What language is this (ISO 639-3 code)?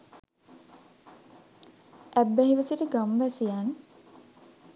sin